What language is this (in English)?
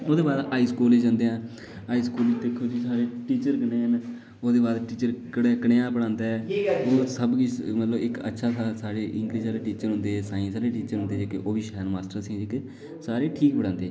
Dogri